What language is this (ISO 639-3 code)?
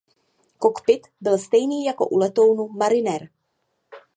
ces